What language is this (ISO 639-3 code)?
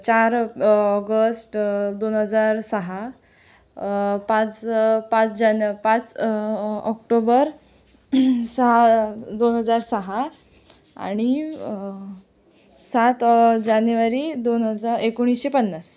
mar